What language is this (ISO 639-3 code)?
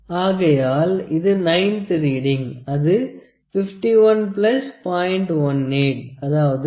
tam